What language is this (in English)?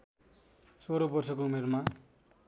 Nepali